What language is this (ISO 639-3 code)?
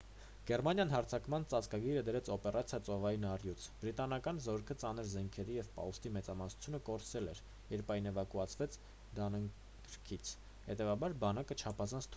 hye